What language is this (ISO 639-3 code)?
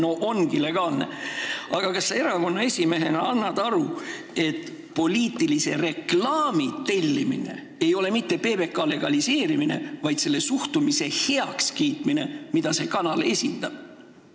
est